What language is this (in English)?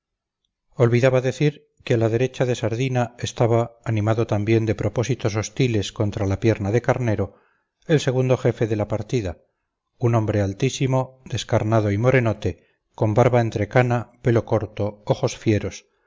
Spanish